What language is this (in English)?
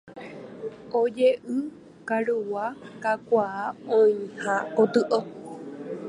Guarani